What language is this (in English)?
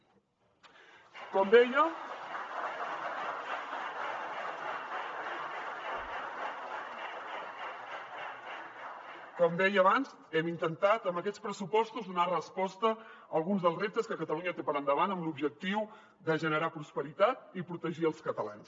Catalan